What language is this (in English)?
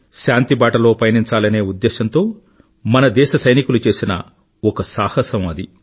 Telugu